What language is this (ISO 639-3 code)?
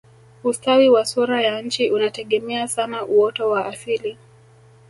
swa